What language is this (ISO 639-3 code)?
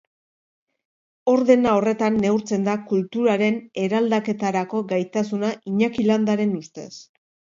eus